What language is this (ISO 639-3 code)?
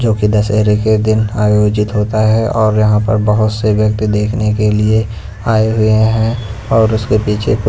hin